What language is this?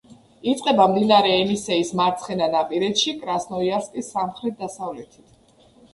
Georgian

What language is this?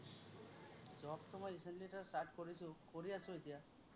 Assamese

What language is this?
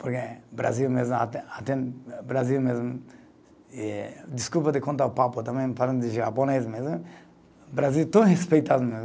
Portuguese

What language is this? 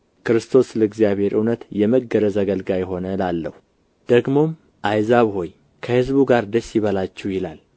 Amharic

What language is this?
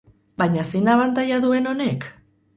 Basque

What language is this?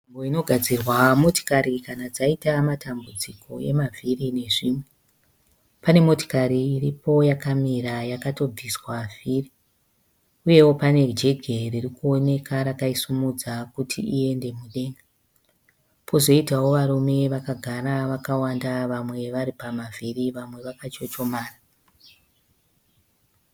Shona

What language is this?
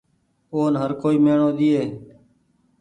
Goaria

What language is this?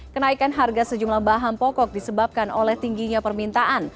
Indonesian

